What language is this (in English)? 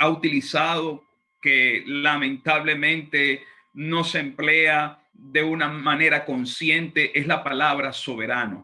Spanish